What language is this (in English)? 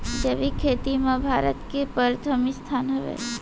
Chhattisgarhi